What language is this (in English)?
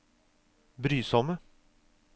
Norwegian